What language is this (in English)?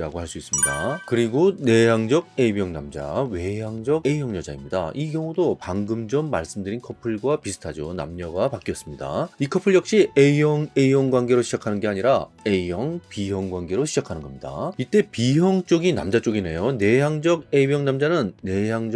Korean